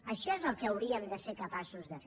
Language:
Catalan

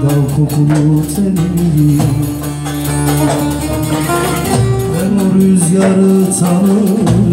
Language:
Turkish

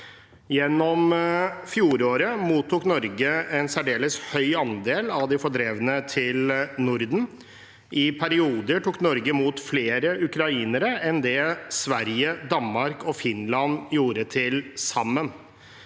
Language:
Norwegian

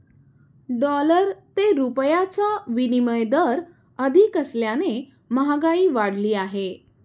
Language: Marathi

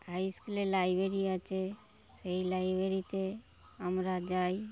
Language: Bangla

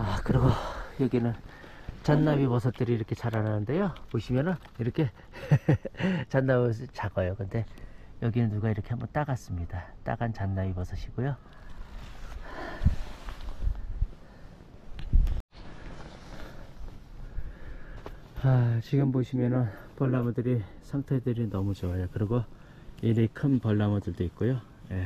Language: Korean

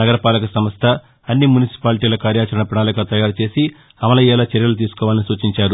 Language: Telugu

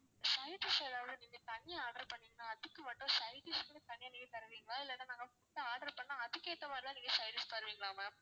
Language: Tamil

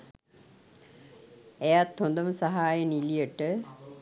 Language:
Sinhala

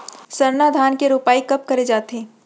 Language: Chhattisgarhi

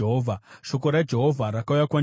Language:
Shona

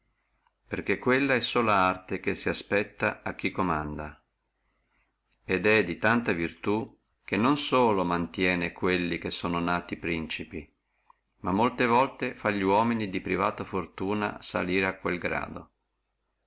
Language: Italian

